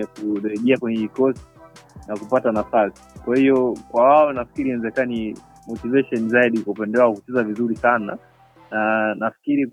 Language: Swahili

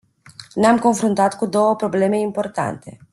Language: Romanian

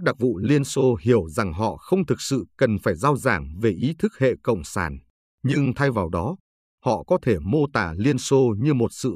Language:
Vietnamese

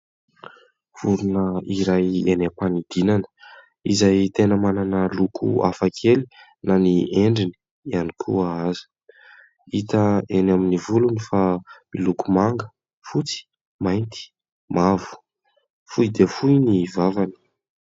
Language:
Malagasy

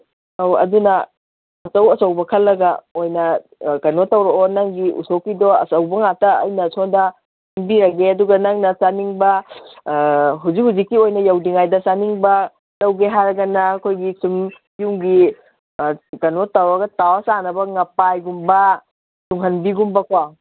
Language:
Manipuri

